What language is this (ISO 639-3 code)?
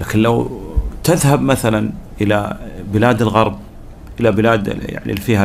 ara